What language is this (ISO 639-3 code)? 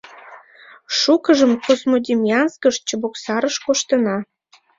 chm